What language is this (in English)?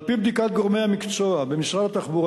Hebrew